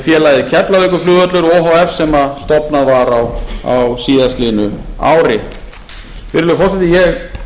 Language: Icelandic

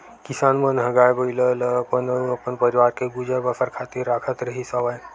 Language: Chhattisgarhi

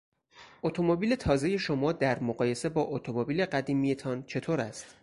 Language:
Persian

